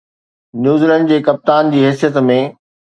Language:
Sindhi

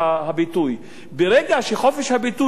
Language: Hebrew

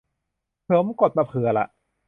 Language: Thai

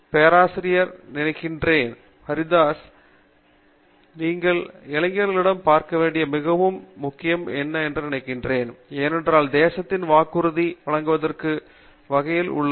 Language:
Tamil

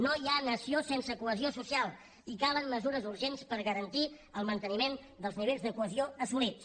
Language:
Catalan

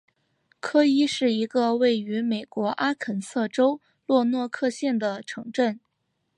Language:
Chinese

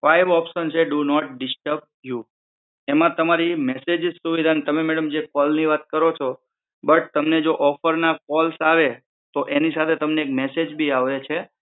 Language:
Gujarati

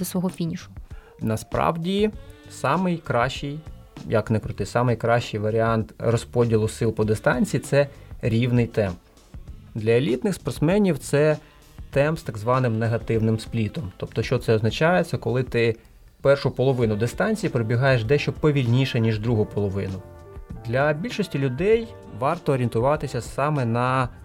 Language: Ukrainian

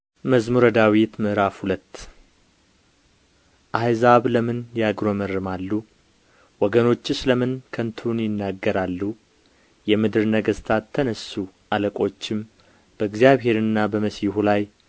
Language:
Amharic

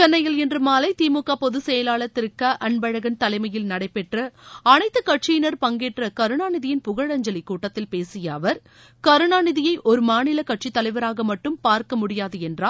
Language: Tamil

